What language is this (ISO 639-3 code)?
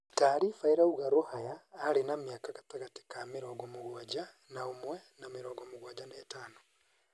kik